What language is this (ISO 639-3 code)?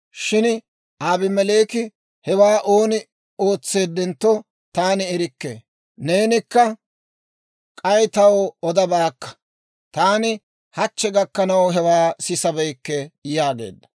dwr